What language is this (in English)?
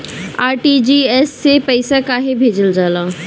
Bhojpuri